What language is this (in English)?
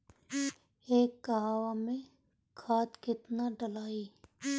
Bhojpuri